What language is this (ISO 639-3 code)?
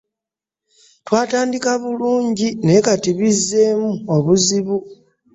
lug